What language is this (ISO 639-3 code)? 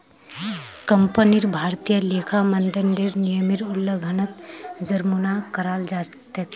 mag